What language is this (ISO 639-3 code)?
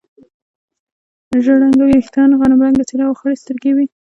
pus